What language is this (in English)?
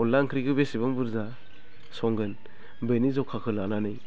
Bodo